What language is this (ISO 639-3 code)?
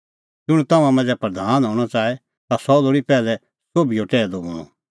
kfx